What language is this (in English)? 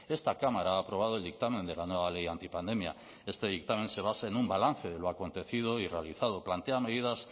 Spanish